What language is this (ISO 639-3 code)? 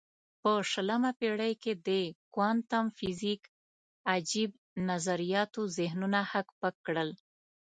pus